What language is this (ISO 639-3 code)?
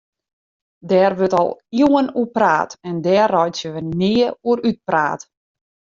fry